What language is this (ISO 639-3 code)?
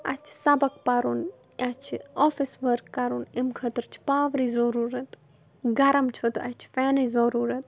kas